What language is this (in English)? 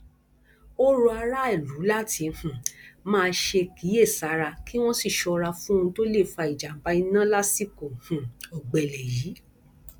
Yoruba